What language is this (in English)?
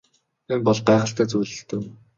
Mongolian